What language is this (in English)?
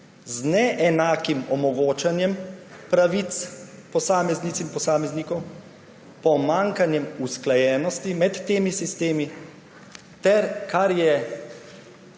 Slovenian